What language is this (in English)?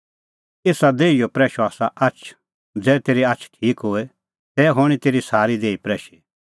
Kullu Pahari